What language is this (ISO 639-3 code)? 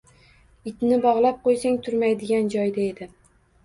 uzb